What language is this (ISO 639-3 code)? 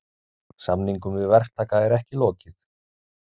isl